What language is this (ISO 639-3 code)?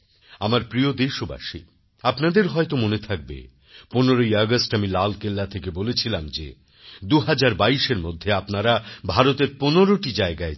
ben